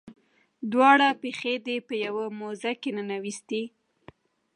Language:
Pashto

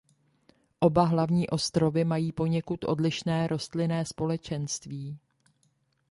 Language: Czech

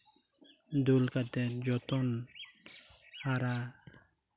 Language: Santali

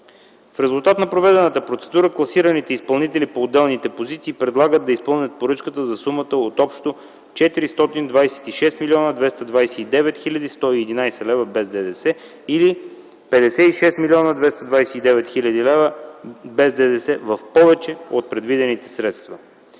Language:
Bulgarian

